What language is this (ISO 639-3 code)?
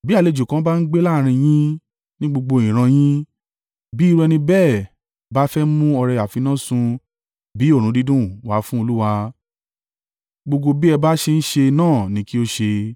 yor